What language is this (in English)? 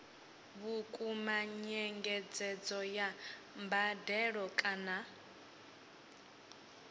Venda